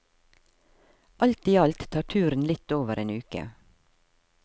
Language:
Norwegian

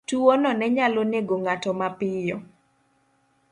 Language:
Luo (Kenya and Tanzania)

